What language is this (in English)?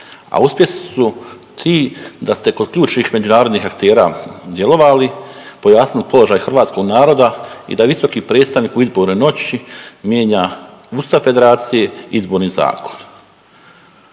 Croatian